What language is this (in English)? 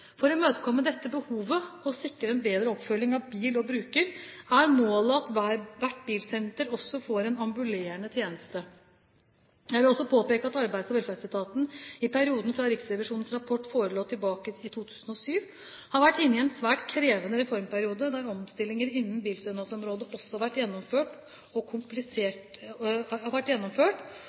Norwegian Bokmål